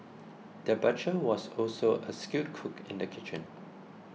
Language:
English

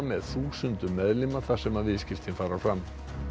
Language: Icelandic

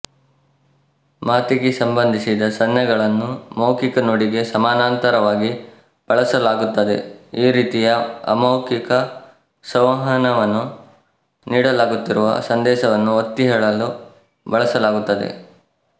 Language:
Kannada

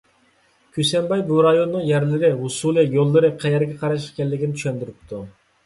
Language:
Uyghur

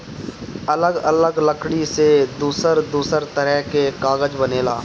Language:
Bhojpuri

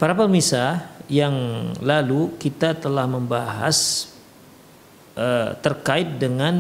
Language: Indonesian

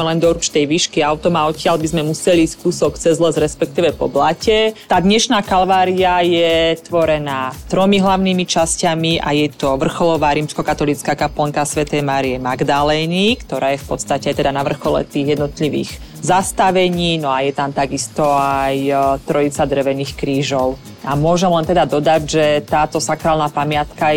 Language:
Slovak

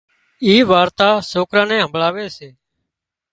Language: Wadiyara Koli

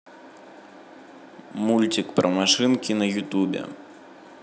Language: Russian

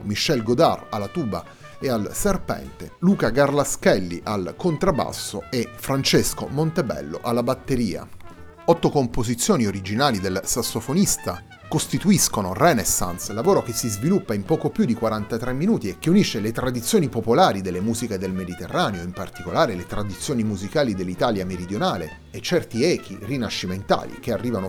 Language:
Italian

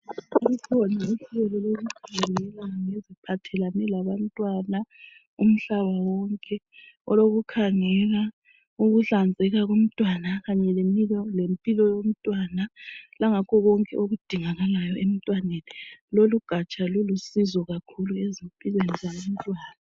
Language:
North Ndebele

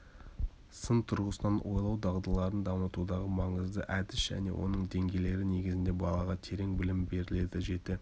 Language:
Kazakh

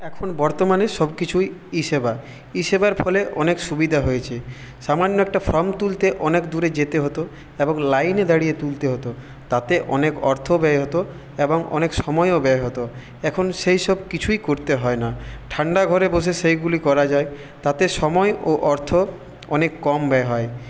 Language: Bangla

